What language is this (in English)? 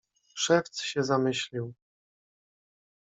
Polish